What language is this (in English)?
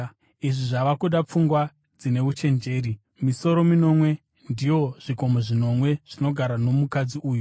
Shona